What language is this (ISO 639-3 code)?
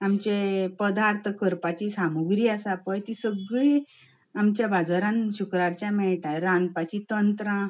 kok